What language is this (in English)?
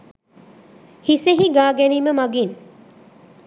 Sinhala